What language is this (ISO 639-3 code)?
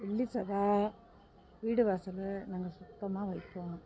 tam